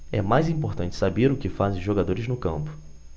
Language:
Portuguese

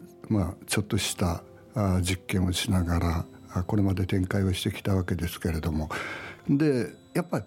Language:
Japanese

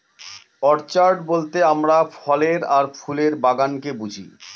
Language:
Bangla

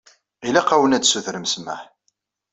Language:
Kabyle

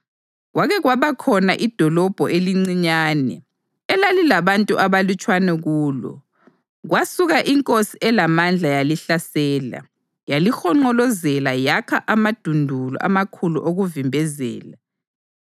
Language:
North Ndebele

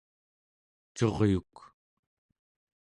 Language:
Central Yupik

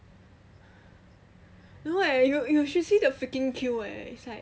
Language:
English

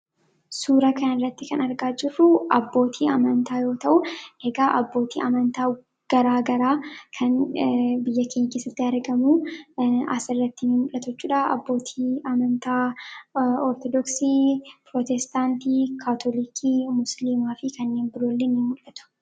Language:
Oromo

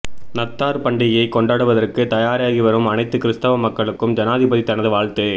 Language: Tamil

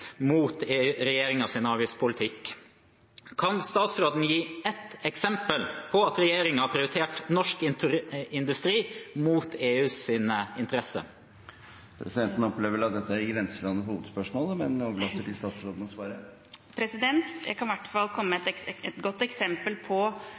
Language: Norwegian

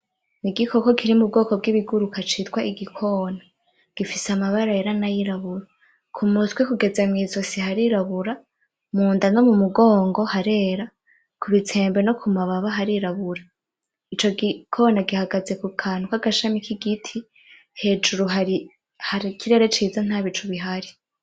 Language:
Rundi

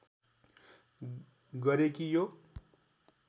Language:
Nepali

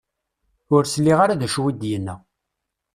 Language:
Kabyle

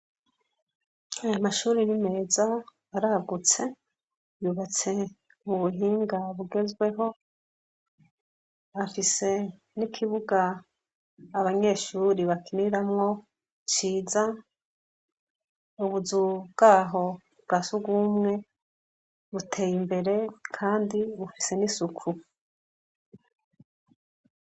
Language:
Rundi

